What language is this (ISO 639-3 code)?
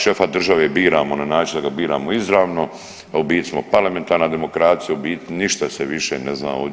hrv